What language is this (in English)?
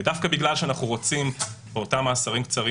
Hebrew